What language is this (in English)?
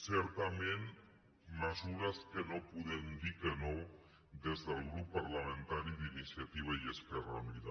Catalan